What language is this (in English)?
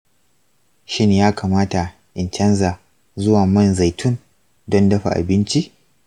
Hausa